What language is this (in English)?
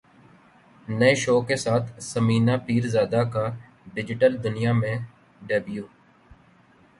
Urdu